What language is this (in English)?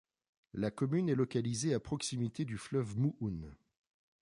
French